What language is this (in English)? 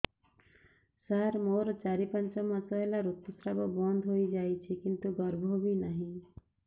Odia